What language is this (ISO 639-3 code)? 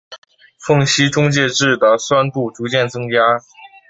zho